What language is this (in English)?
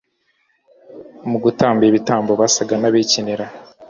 Kinyarwanda